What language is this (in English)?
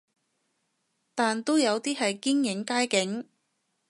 Cantonese